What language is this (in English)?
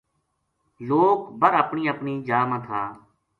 Gujari